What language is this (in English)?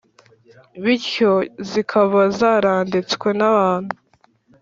Kinyarwanda